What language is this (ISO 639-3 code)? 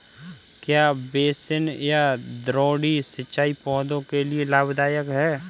hin